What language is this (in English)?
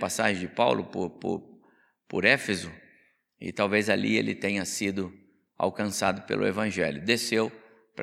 Portuguese